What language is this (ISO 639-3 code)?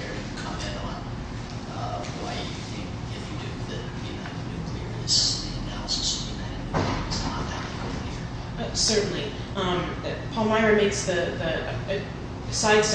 eng